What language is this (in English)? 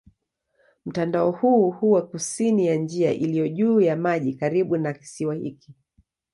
Swahili